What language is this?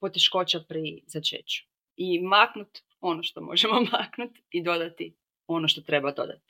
Croatian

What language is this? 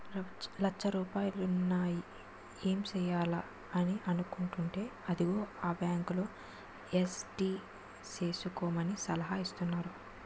Telugu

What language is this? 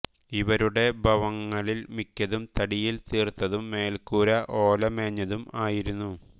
Malayalam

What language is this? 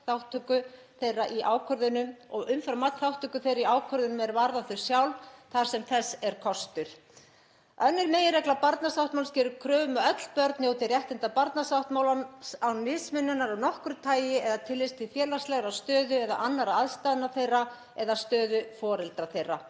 Icelandic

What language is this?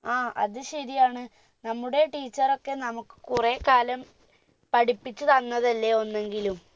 Malayalam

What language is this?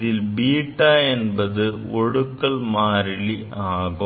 Tamil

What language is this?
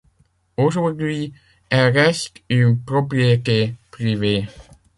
French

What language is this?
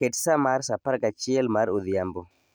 Luo (Kenya and Tanzania)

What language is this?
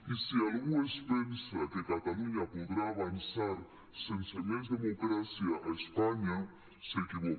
Catalan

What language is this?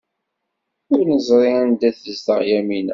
Kabyle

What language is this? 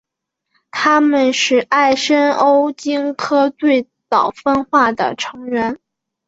Chinese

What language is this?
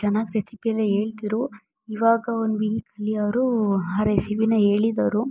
Kannada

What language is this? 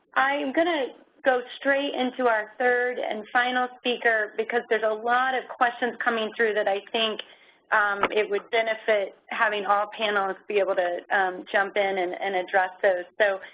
English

